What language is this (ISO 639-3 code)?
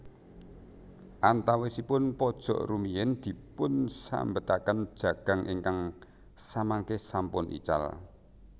jav